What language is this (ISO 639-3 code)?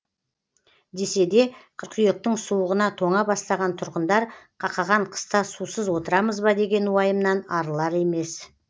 kaz